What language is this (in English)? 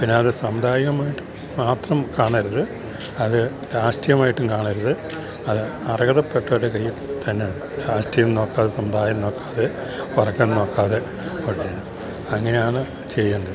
Malayalam